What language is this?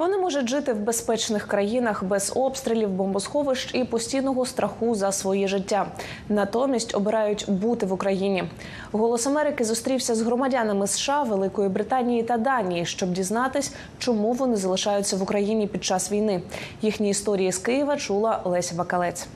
Ukrainian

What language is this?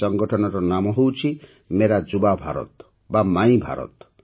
Odia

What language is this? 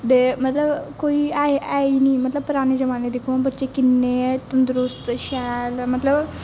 Dogri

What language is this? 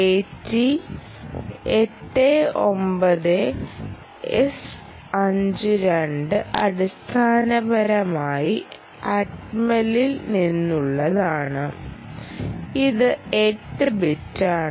Malayalam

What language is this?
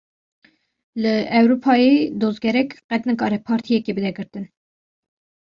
Kurdish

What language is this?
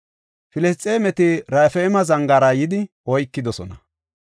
Gofa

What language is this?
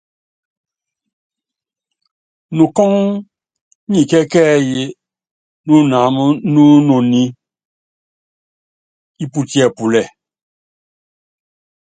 Yangben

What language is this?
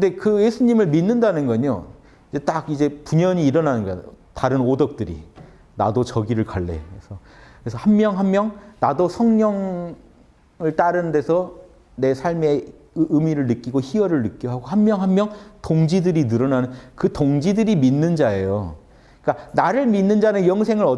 Korean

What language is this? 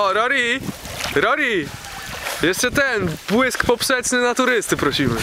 Polish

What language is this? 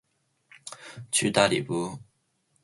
Chinese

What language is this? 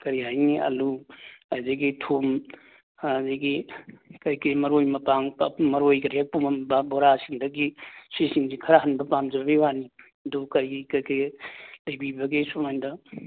Manipuri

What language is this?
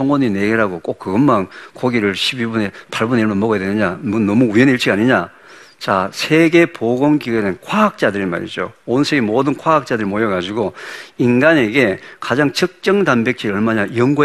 Korean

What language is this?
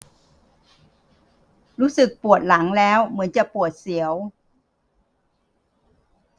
Thai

